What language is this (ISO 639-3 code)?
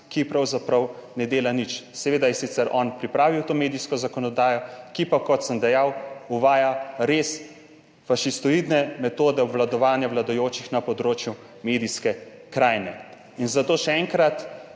slv